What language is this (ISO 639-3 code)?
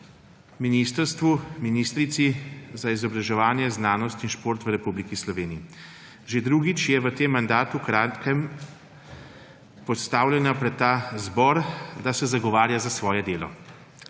slv